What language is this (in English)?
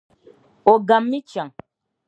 Dagbani